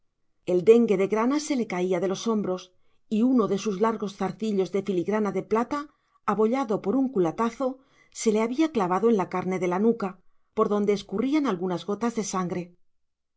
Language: Spanish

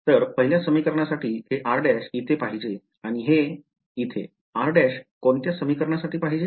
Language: Marathi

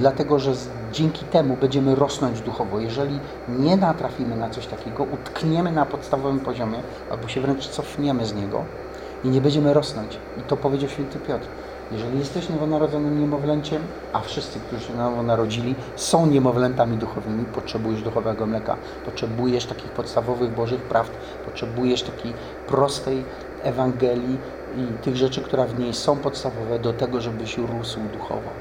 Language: Polish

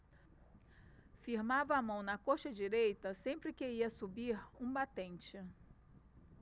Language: Portuguese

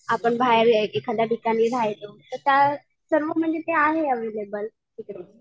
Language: Marathi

